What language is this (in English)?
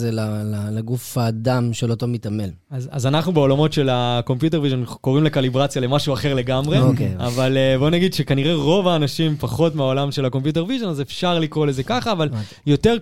Hebrew